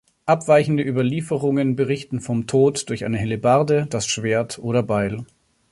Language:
German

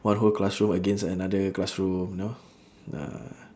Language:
English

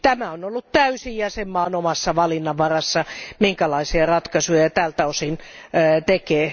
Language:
Finnish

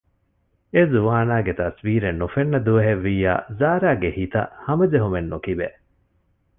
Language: Divehi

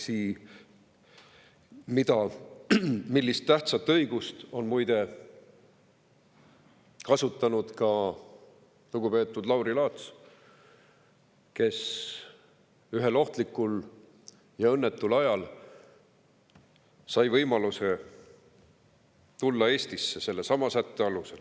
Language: Estonian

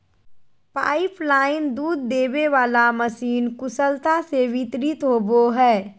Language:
Magahi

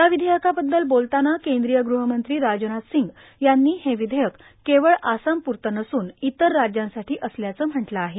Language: Marathi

